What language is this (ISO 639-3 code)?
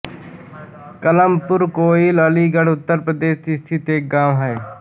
hin